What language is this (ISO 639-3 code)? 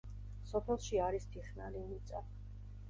kat